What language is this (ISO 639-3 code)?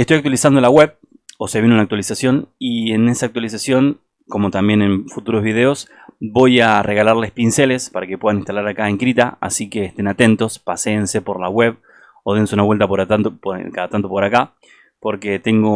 spa